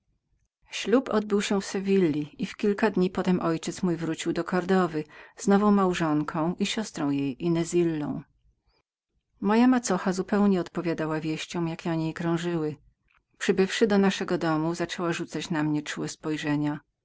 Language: Polish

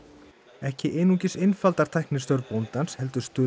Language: Icelandic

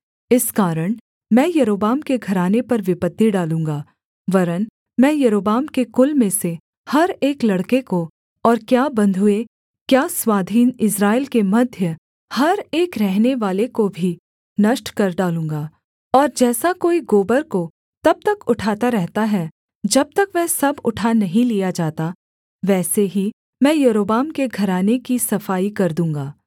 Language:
Hindi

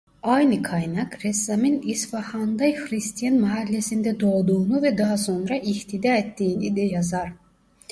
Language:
Turkish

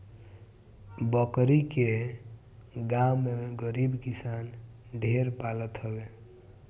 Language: Bhojpuri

